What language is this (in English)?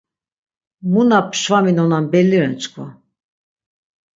Laz